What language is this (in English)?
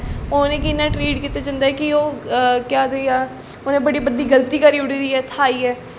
Dogri